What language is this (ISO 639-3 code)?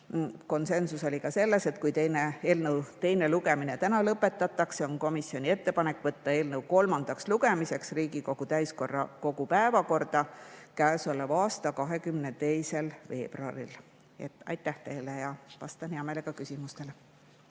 est